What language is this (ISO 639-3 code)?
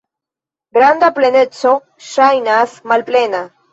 epo